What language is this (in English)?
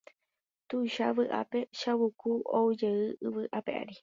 Guarani